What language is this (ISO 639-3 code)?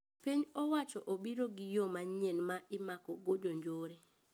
luo